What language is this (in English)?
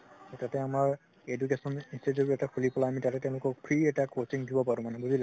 Assamese